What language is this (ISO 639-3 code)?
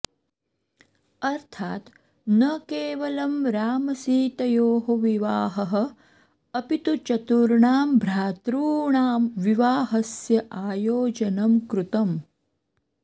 san